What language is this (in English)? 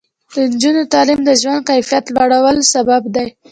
Pashto